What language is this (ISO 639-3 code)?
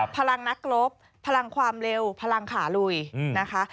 tha